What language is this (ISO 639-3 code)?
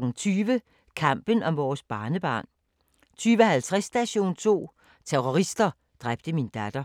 dan